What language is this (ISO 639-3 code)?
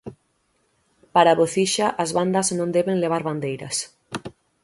glg